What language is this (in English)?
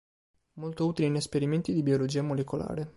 Italian